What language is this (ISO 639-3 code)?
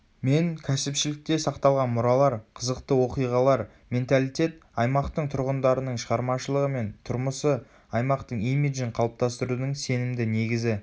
kaz